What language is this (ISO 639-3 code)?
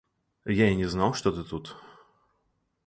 rus